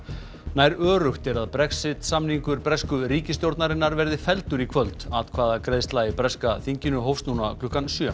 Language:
Icelandic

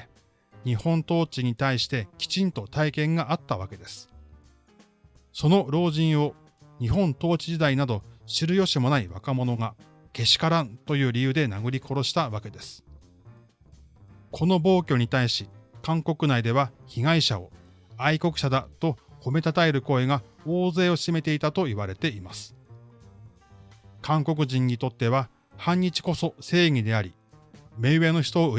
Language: Japanese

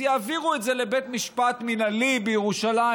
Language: Hebrew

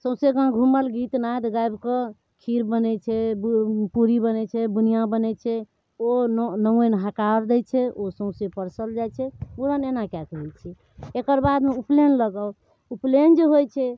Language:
Maithili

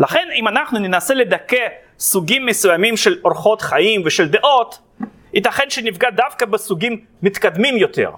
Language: Hebrew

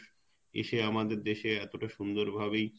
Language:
Bangla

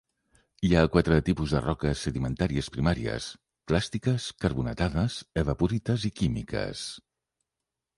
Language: Catalan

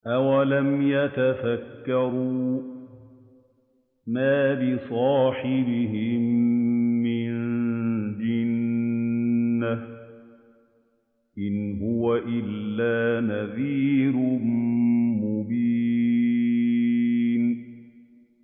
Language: Arabic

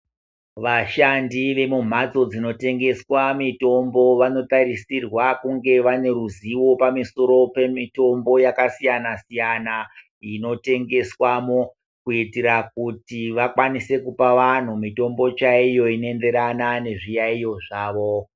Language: Ndau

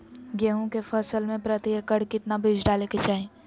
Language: Magahi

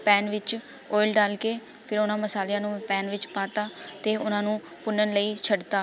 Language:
Punjabi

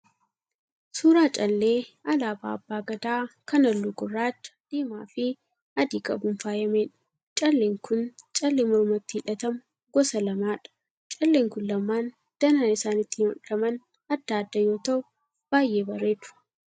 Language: Oromo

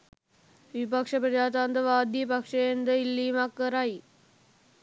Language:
Sinhala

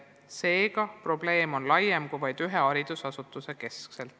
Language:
Estonian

